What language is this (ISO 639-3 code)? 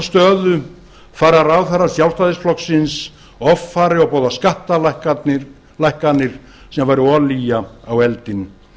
isl